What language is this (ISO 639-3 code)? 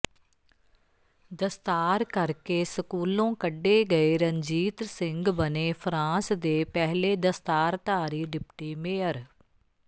pan